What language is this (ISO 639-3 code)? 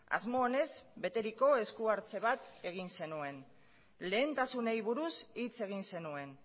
eus